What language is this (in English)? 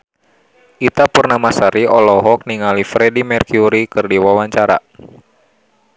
Sundanese